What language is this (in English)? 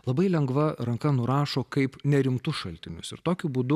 Lithuanian